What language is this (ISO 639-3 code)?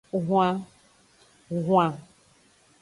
ajg